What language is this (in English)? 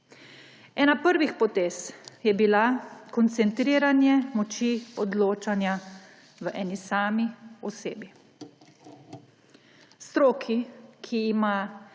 Slovenian